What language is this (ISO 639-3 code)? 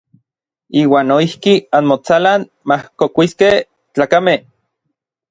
nlv